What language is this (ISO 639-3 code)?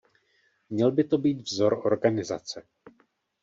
ces